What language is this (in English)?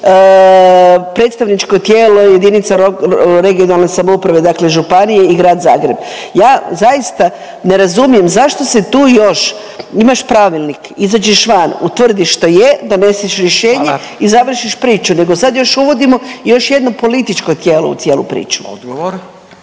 Croatian